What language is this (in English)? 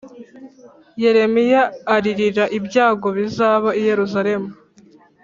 Kinyarwanda